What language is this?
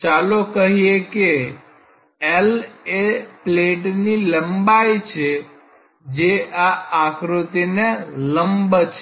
Gujarati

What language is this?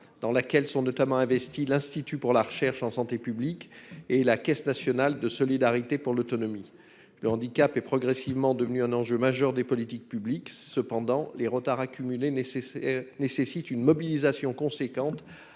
French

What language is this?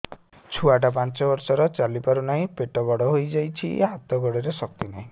Odia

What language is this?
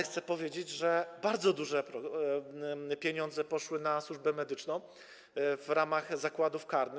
Polish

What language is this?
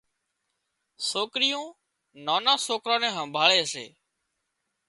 Wadiyara Koli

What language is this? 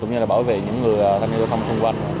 Vietnamese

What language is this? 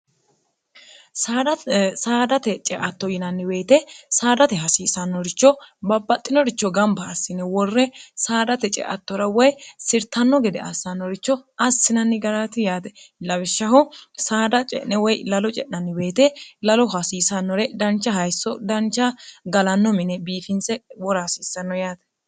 Sidamo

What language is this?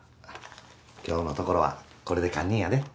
Japanese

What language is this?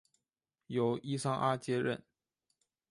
Chinese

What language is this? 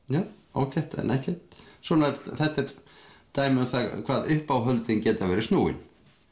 Icelandic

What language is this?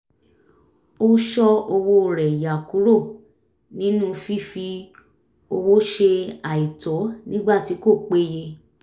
Yoruba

